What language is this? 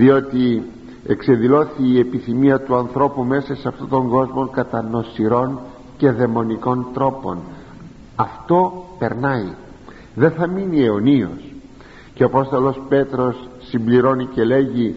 Greek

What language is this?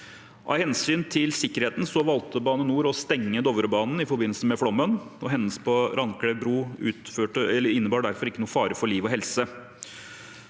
Norwegian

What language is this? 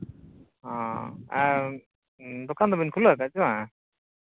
Santali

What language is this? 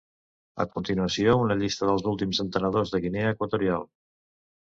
Catalan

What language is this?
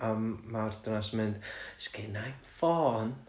Welsh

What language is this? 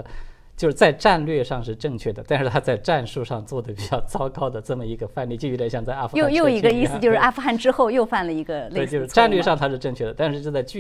Chinese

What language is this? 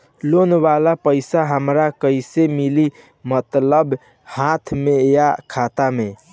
Bhojpuri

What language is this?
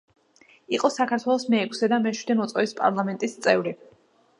Georgian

